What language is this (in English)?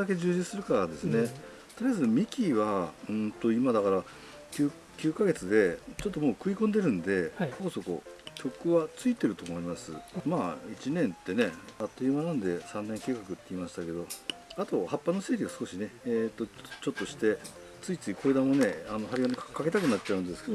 Japanese